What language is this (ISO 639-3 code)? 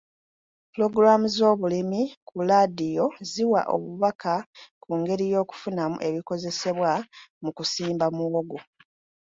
lug